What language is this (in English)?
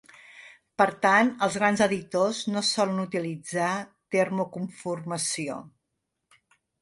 Catalan